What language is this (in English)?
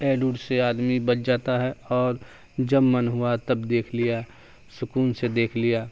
Urdu